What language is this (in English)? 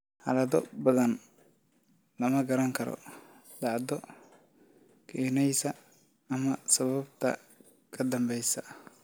Somali